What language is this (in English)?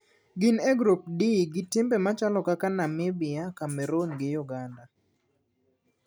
Luo (Kenya and Tanzania)